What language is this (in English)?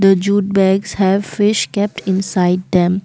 English